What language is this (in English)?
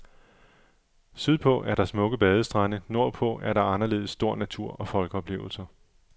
Danish